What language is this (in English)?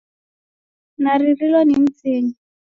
Taita